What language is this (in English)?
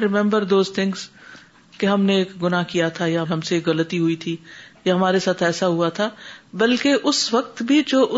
Urdu